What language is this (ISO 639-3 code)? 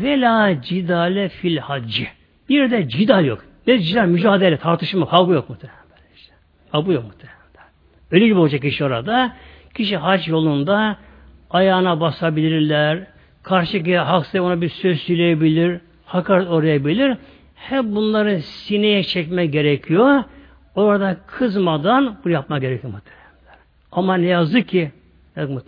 tur